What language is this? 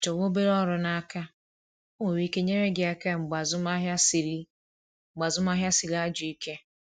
Igbo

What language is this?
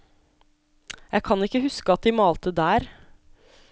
Norwegian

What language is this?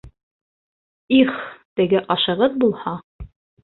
Bashkir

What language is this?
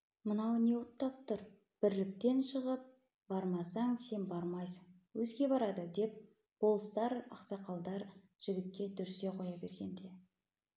Kazakh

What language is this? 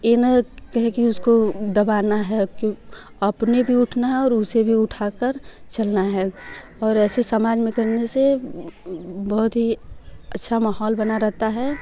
Hindi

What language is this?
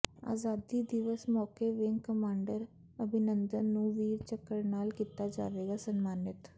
Punjabi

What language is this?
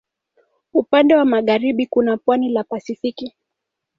Swahili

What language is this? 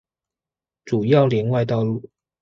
Chinese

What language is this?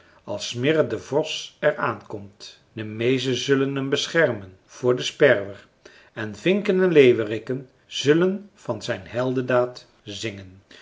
Dutch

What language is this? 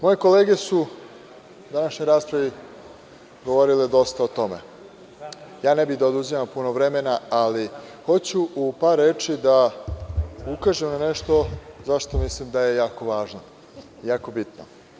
Serbian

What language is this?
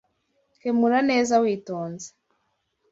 Kinyarwanda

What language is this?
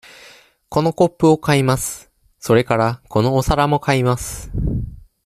Japanese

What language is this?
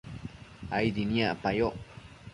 Matsés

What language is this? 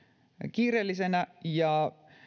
Finnish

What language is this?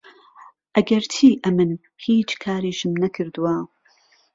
Central Kurdish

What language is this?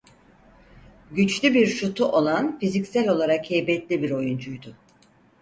Turkish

